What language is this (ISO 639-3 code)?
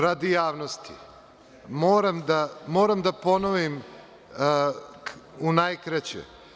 srp